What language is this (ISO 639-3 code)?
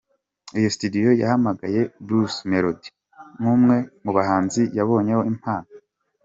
kin